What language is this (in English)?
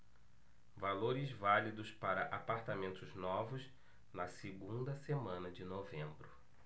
Portuguese